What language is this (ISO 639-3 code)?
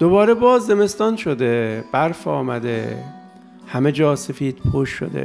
fas